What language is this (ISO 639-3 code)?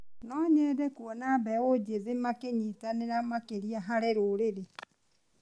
kik